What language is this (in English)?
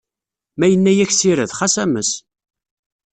Kabyle